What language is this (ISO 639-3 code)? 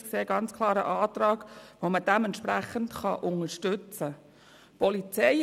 gsw